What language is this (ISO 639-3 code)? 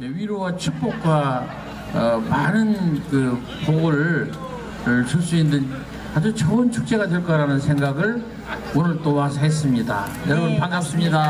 kor